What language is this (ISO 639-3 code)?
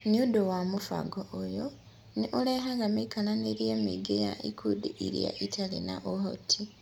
kik